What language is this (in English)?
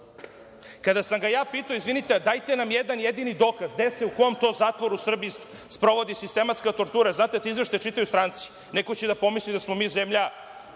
Serbian